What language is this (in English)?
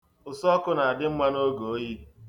Igbo